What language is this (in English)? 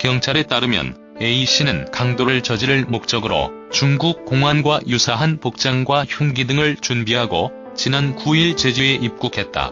Korean